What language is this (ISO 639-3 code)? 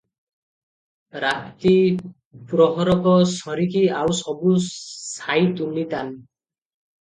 ori